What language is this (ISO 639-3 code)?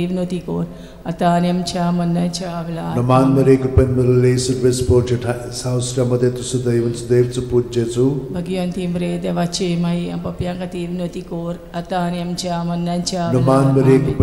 ron